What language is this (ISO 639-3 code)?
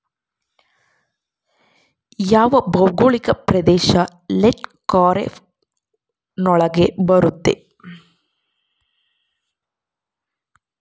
kan